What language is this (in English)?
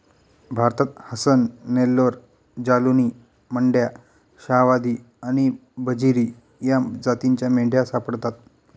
Marathi